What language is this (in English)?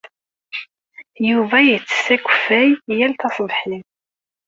Kabyle